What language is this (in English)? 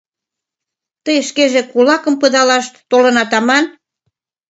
Mari